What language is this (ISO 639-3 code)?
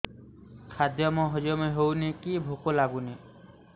ori